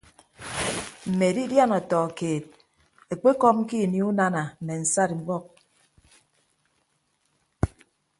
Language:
Ibibio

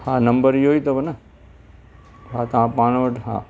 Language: Sindhi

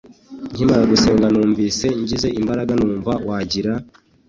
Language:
Kinyarwanda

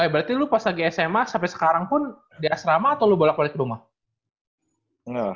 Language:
Indonesian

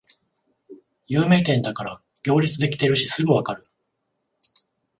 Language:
Japanese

